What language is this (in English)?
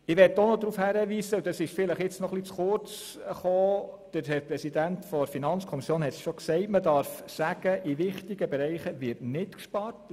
Swiss German